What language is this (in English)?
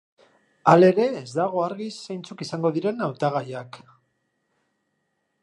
Basque